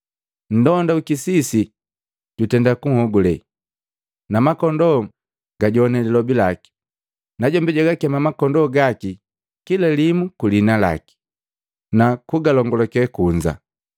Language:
Matengo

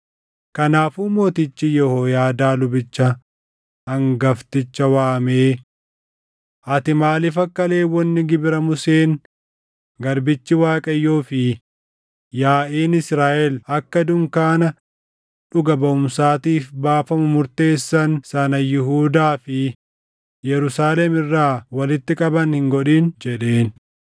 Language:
Oromo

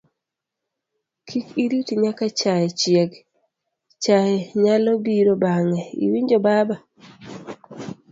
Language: Luo (Kenya and Tanzania)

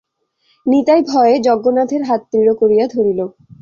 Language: Bangla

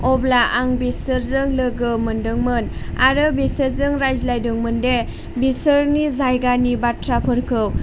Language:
Bodo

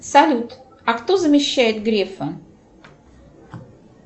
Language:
Russian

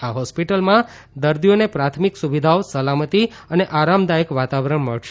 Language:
Gujarati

